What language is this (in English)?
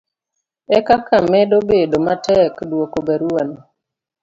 Luo (Kenya and Tanzania)